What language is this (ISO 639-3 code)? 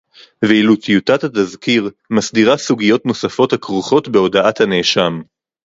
heb